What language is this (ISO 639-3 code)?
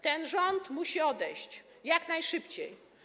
pol